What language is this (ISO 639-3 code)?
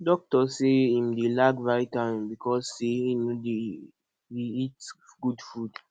pcm